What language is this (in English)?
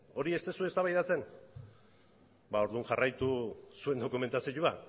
Basque